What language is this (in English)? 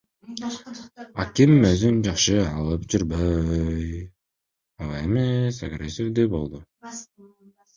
Kyrgyz